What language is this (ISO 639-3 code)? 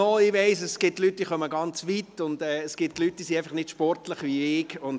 gsw